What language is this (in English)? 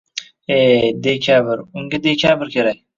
Uzbek